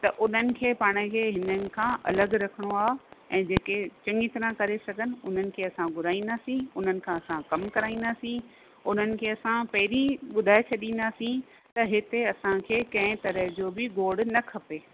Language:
Sindhi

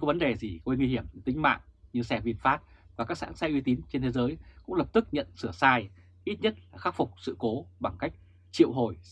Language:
Vietnamese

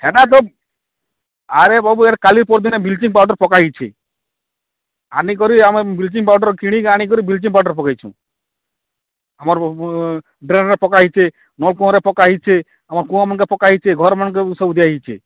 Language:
Odia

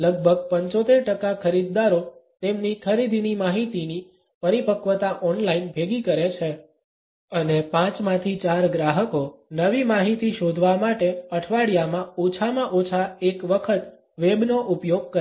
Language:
Gujarati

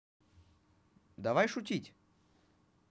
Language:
Russian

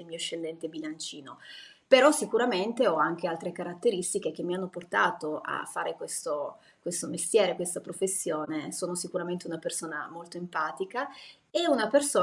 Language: Italian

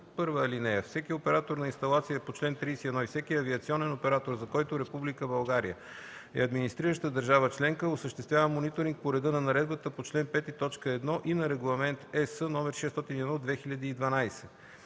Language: Bulgarian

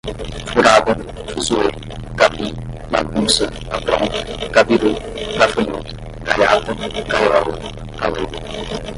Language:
Portuguese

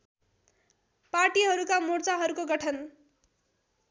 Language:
Nepali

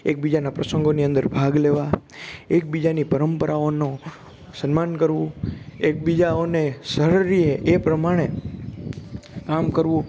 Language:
Gujarati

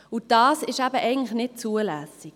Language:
Swiss German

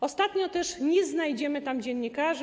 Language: Polish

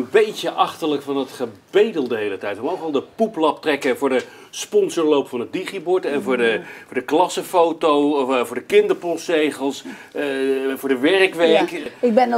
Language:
Dutch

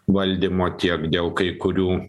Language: Lithuanian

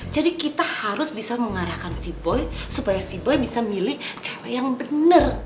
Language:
Indonesian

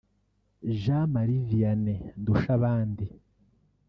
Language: Kinyarwanda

